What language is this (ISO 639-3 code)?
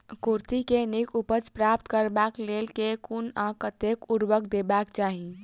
mai